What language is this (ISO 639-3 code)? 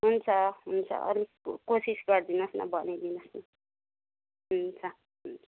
nep